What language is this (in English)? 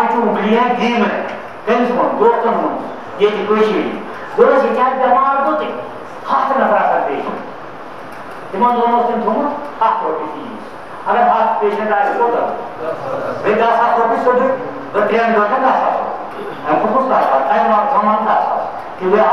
Romanian